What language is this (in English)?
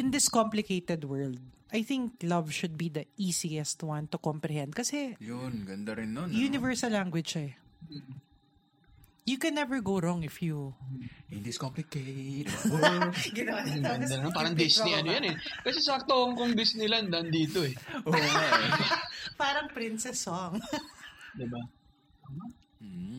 Filipino